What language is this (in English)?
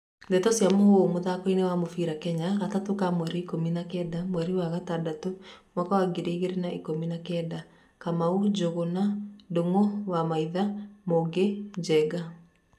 Kikuyu